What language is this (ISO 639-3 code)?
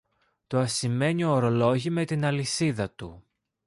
ell